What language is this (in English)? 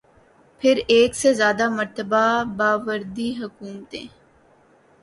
Urdu